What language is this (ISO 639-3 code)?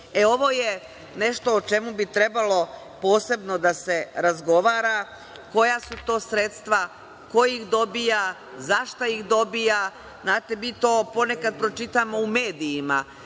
srp